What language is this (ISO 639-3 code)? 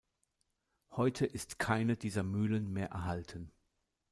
deu